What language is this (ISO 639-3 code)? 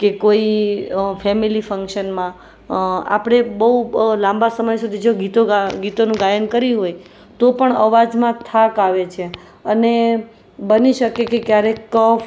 guj